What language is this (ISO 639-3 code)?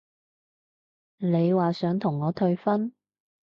yue